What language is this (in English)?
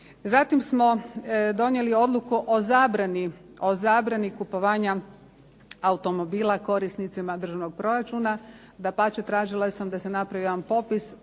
Croatian